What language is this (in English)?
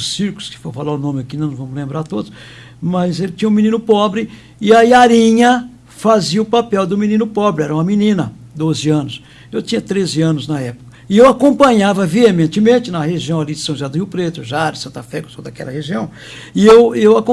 Portuguese